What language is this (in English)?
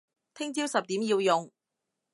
Cantonese